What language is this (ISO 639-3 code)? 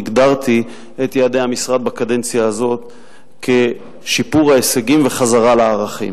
heb